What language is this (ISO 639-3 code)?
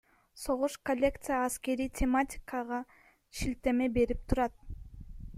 kir